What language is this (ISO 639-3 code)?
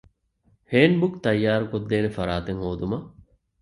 div